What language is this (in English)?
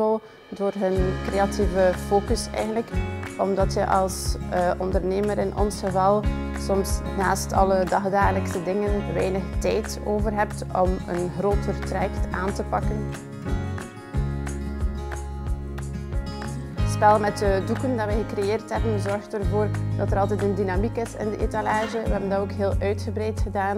Dutch